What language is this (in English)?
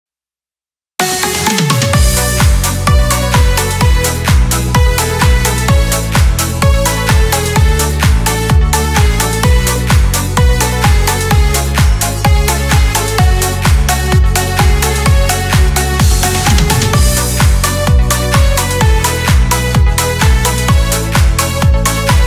Russian